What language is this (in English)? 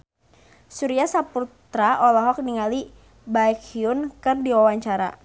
Sundanese